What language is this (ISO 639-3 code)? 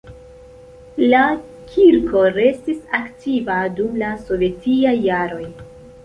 epo